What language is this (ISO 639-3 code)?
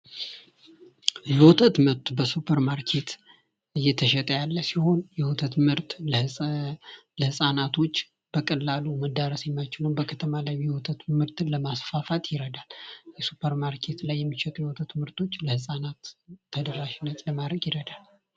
amh